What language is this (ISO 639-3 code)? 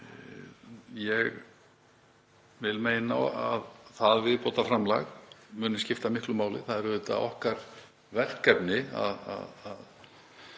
isl